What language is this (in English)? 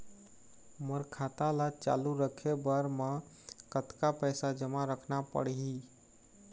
Chhattisgarhi